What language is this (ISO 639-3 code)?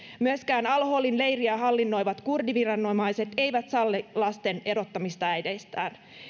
fin